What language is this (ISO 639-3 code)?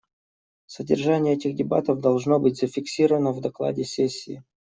rus